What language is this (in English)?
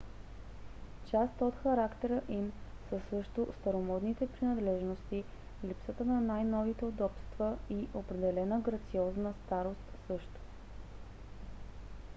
Bulgarian